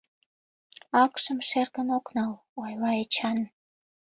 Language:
Mari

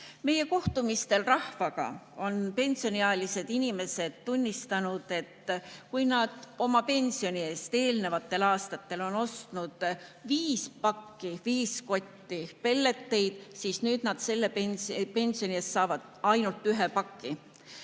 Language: Estonian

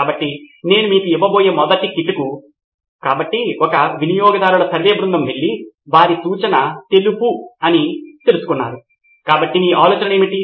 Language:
Telugu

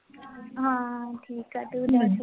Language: Punjabi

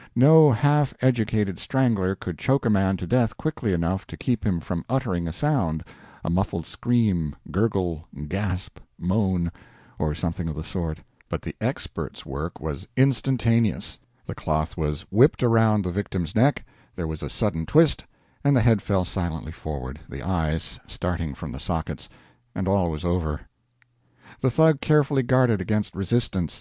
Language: English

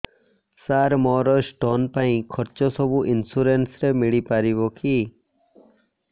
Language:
Odia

